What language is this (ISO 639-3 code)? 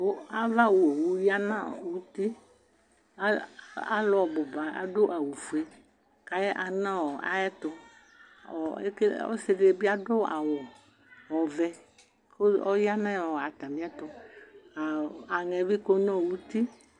kpo